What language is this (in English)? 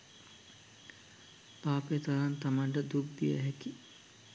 Sinhala